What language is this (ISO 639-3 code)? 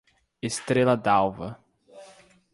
por